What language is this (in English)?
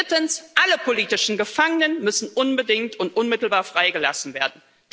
German